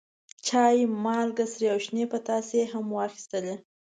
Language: Pashto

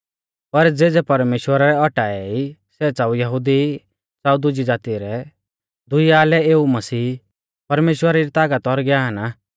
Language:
Mahasu Pahari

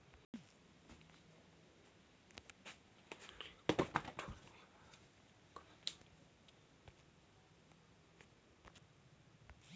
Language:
Chhattisgarhi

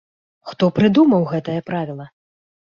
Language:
Belarusian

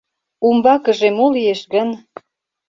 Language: Mari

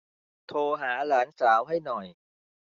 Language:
Thai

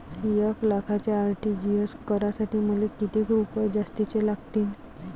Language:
Marathi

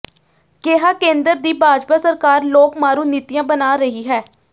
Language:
Punjabi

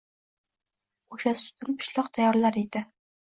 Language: Uzbek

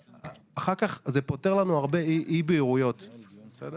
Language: Hebrew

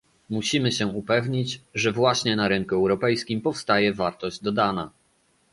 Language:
Polish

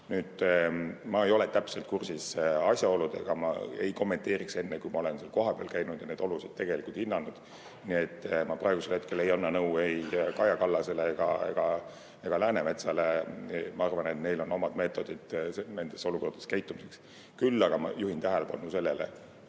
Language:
Estonian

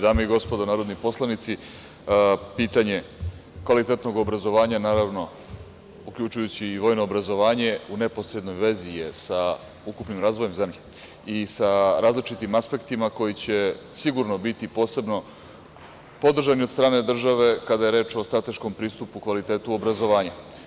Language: Serbian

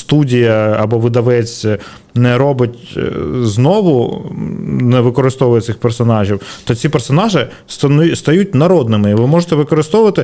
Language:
Ukrainian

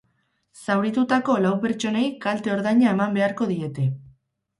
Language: Basque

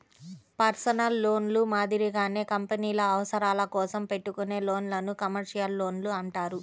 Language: Telugu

